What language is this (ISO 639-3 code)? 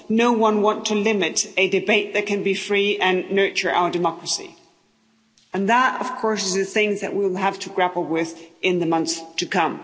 eng